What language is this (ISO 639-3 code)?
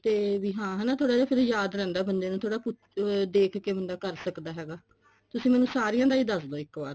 pan